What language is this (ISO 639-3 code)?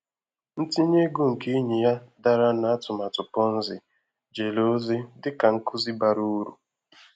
ibo